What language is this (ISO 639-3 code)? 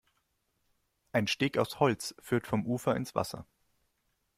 deu